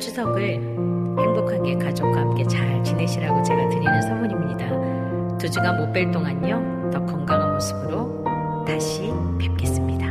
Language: Korean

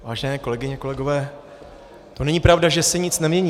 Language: Czech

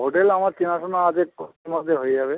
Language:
Bangla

